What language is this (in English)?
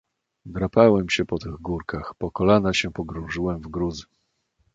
Polish